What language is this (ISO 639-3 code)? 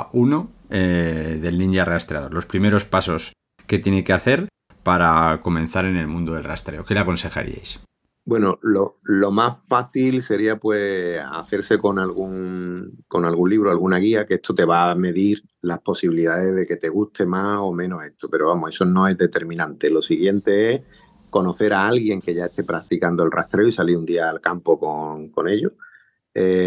spa